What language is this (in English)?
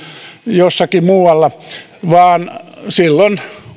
Finnish